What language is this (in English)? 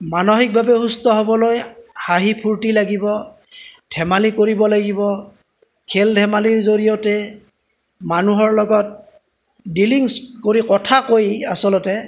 Assamese